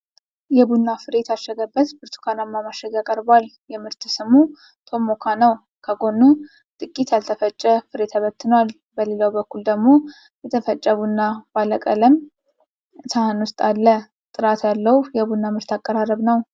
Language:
Amharic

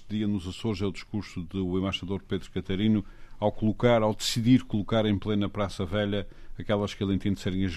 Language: Portuguese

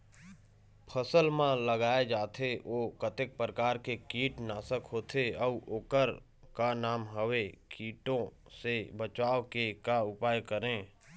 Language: Chhattisgarhi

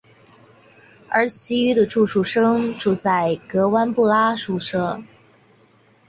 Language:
Chinese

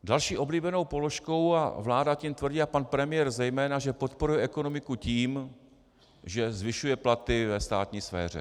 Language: Czech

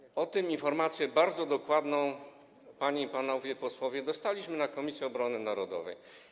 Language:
Polish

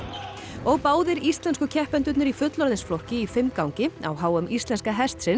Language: Icelandic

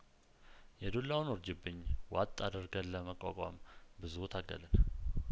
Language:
Amharic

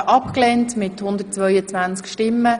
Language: Swiss German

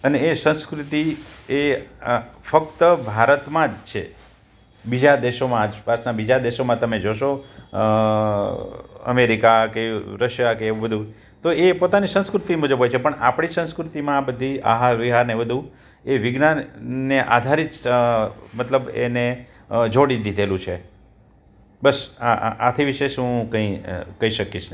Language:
Gujarati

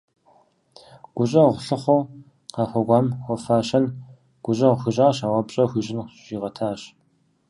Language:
Kabardian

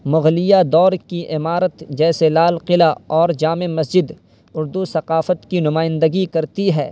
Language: Urdu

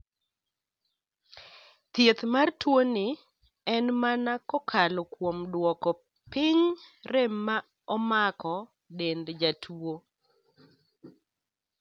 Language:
Luo (Kenya and Tanzania)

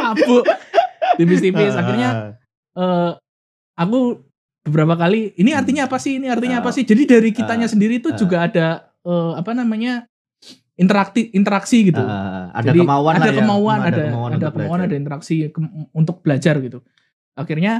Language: Indonesian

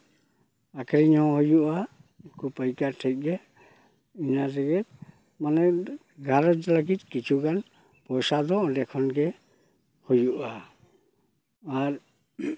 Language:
Santali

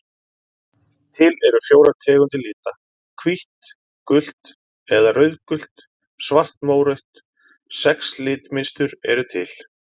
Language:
Icelandic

